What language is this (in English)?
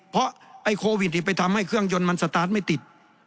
Thai